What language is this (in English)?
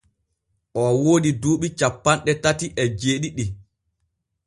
Borgu Fulfulde